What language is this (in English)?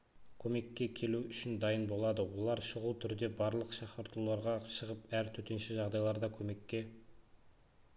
Kazakh